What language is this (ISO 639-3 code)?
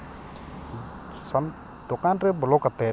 sat